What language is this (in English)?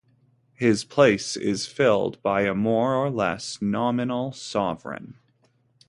English